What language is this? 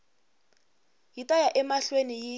Tsonga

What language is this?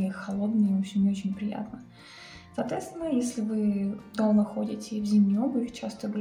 Russian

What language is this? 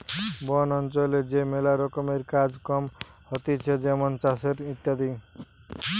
Bangla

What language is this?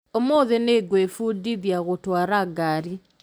Kikuyu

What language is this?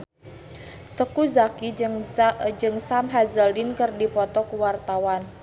Sundanese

